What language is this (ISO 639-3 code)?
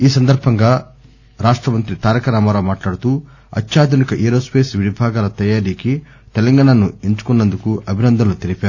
tel